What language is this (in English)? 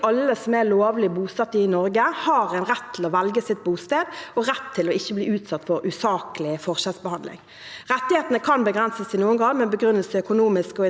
Norwegian